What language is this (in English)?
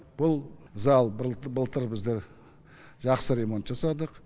Kazakh